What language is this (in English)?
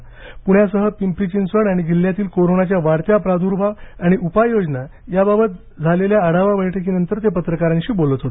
Marathi